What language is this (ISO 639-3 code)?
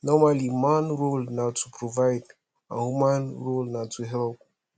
pcm